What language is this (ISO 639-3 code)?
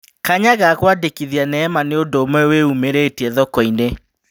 kik